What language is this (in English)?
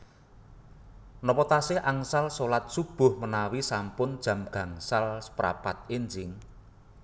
Javanese